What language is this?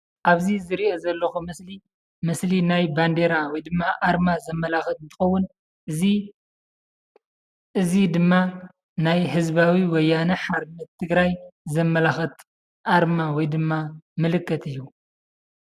Tigrinya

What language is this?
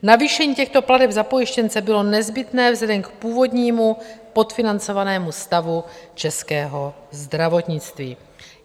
Czech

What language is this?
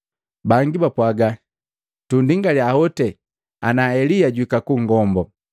Matengo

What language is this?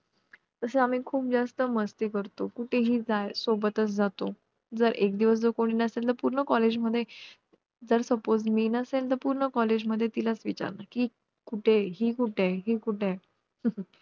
Marathi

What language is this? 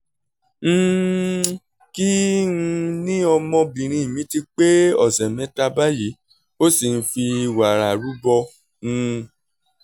Yoruba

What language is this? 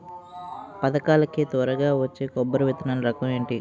Telugu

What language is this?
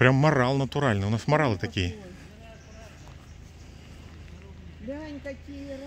Russian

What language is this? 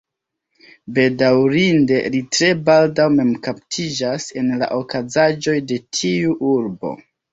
Esperanto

